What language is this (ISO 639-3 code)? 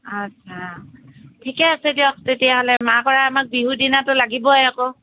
asm